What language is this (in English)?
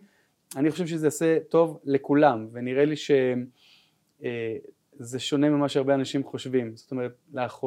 Hebrew